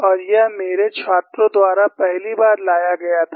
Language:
Hindi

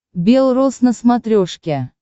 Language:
Russian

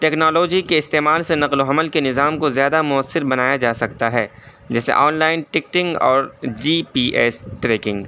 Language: Urdu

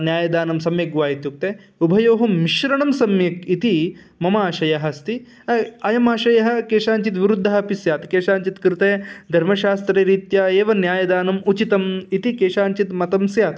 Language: Sanskrit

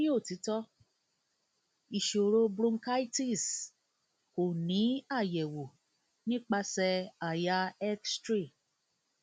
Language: Yoruba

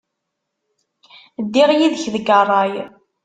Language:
Kabyle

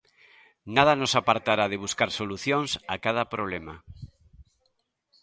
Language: Galician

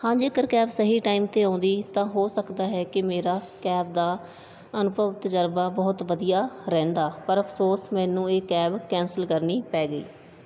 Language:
Punjabi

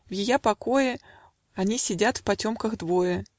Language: Russian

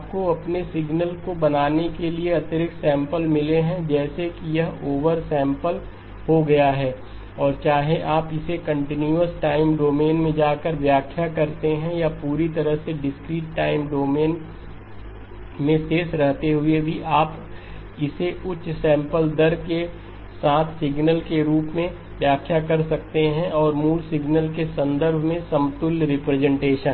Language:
Hindi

